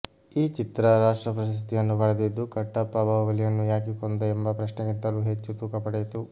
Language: Kannada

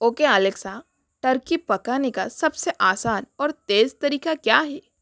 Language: Hindi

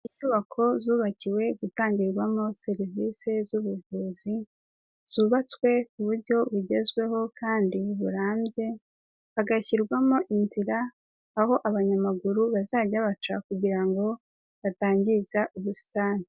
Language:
Kinyarwanda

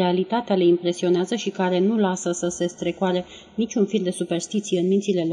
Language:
Romanian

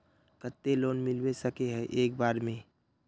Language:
Magahi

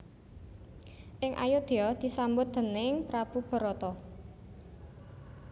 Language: Javanese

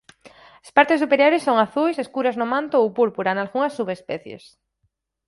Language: Galician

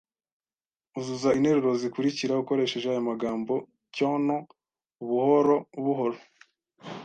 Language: Kinyarwanda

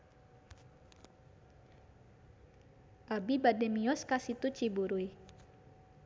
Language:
Sundanese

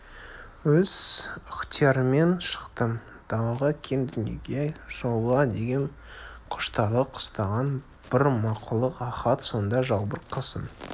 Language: Kazakh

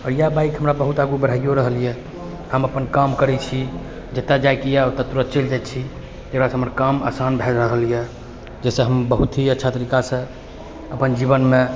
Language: Maithili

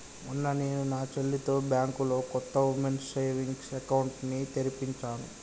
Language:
Telugu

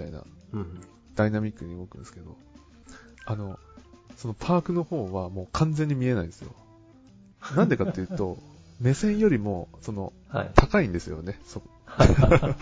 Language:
Japanese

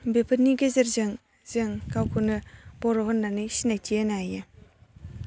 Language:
Bodo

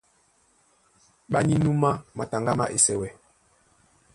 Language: Duala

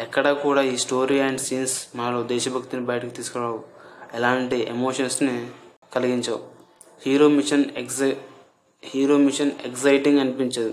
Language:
Telugu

